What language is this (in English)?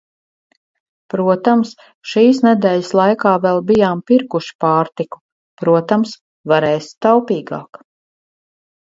Latvian